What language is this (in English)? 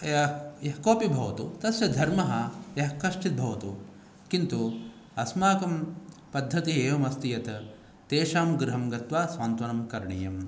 Sanskrit